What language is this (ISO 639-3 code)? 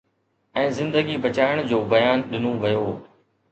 snd